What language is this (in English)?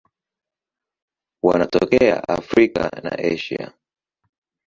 Swahili